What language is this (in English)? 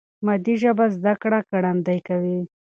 Pashto